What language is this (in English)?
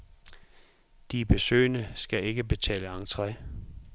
Danish